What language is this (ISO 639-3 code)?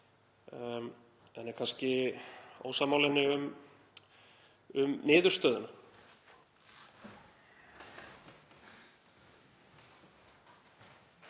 isl